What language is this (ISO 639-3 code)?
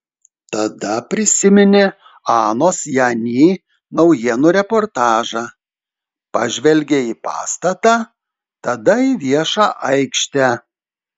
lit